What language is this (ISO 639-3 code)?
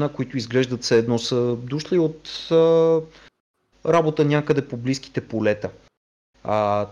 bul